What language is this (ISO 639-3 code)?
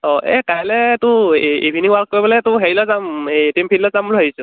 asm